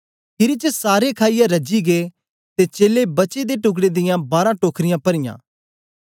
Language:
Dogri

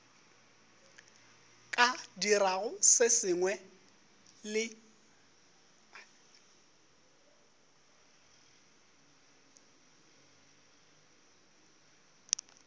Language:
Northern Sotho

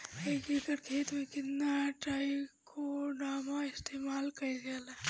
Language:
Bhojpuri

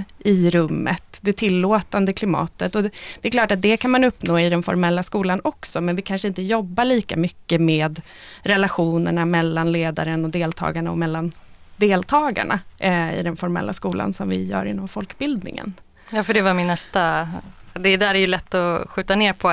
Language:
Swedish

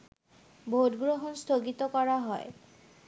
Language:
Bangla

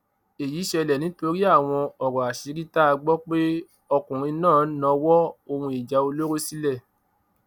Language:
Yoruba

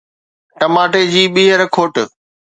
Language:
Sindhi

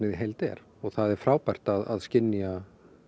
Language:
Icelandic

